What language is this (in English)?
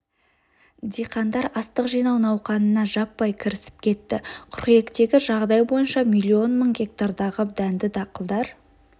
Kazakh